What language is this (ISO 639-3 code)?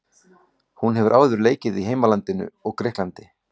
isl